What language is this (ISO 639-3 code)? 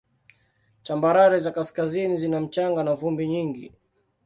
swa